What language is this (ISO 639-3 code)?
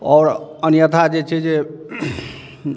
mai